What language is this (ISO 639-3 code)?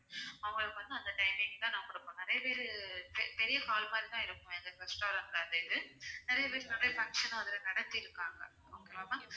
tam